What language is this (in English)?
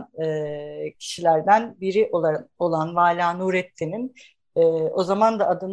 Turkish